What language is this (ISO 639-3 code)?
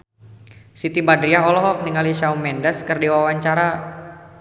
sun